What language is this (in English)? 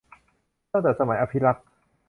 Thai